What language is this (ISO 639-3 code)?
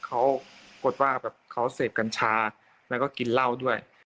tha